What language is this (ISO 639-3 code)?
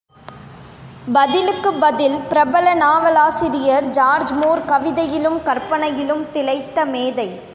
tam